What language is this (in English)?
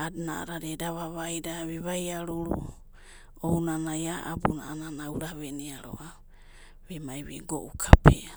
Abadi